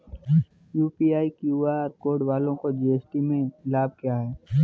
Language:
Hindi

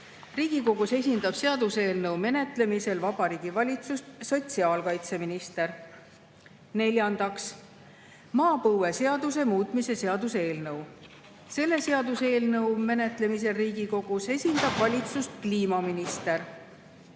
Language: Estonian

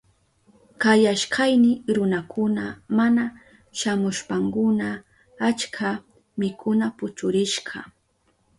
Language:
Southern Pastaza Quechua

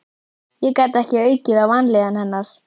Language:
Icelandic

